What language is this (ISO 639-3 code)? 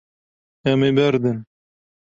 kur